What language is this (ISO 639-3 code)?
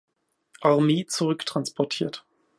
deu